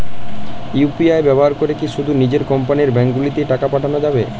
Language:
Bangla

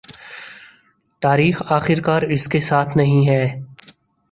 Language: Urdu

